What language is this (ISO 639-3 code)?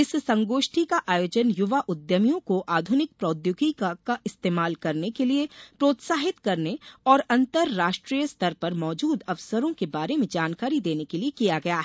hin